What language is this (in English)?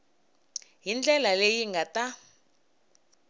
Tsonga